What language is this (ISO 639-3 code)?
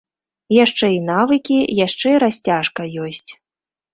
bel